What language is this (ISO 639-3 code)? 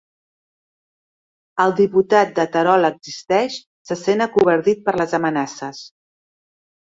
cat